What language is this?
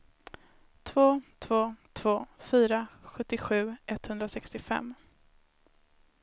Swedish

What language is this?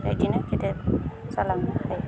Bodo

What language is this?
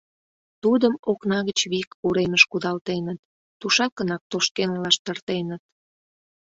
Mari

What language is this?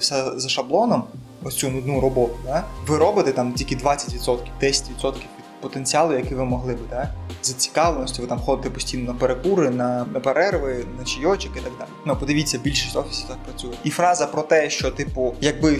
Ukrainian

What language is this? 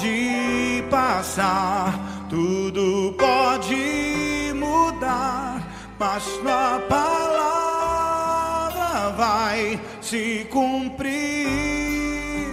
Portuguese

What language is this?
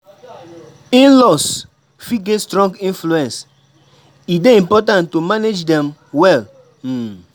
Nigerian Pidgin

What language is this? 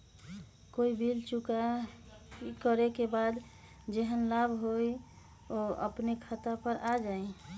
Magahi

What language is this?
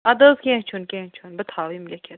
Kashmiri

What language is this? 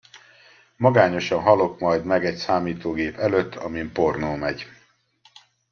Hungarian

